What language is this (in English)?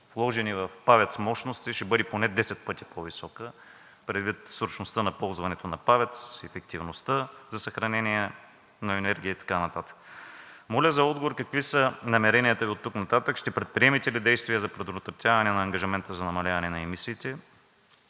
Bulgarian